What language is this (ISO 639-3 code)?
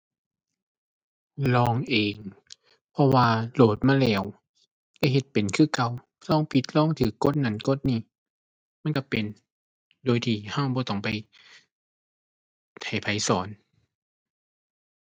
tha